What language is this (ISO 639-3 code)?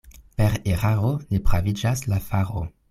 epo